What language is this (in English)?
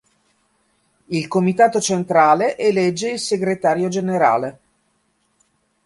Italian